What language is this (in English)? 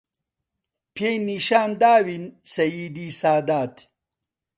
Central Kurdish